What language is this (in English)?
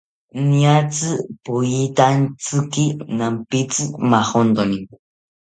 South Ucayali Ashéninka